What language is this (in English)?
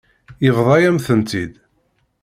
Kabyle